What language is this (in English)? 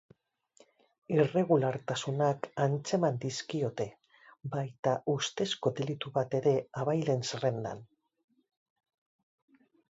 Basque